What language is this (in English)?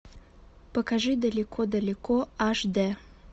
Russian